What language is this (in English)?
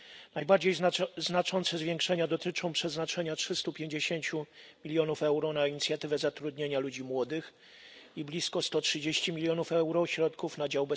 Polish